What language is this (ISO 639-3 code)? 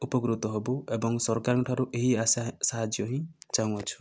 ori